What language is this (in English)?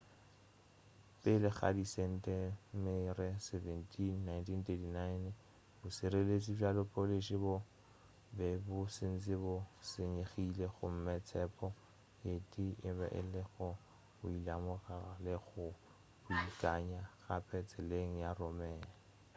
Northern Sotho